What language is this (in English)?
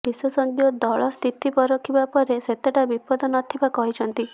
Odia